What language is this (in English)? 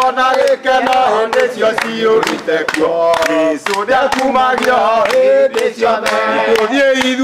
French